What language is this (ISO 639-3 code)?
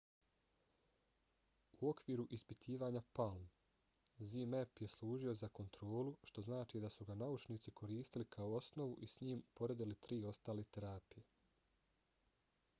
bos